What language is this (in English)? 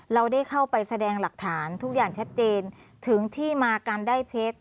Thai